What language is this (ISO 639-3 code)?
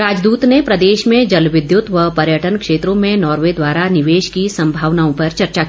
hin